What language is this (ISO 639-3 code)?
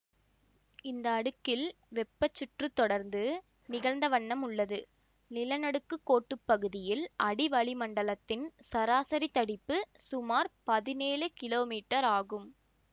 tam